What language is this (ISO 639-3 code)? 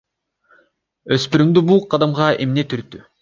kir